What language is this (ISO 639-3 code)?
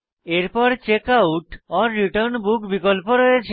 ben